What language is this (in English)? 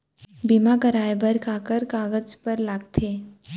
Chhattisgarhi